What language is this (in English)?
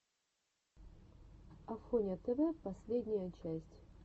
Russian